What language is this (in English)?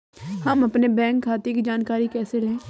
Hindi